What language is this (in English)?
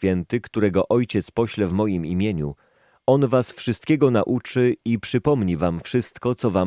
Polish